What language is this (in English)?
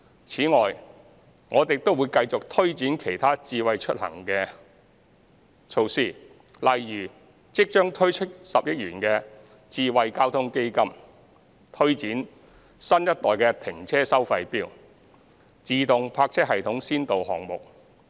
Cantonese